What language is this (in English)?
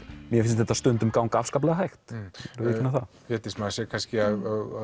Icelandic